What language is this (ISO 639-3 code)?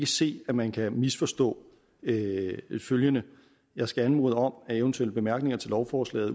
dan